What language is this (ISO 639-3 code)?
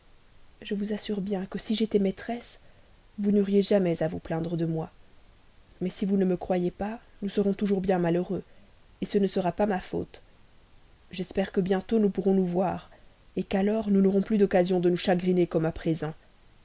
fra